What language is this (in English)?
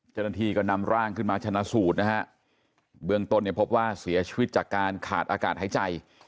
Thai